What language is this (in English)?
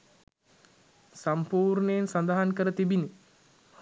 Sinhala